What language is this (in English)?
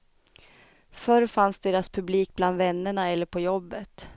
Swedish